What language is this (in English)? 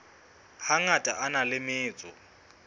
Southern Sotho